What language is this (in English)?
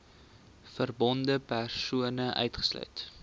Afrikaans